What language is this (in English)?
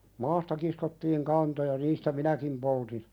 Finnish